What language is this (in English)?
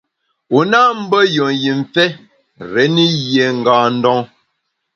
Bamun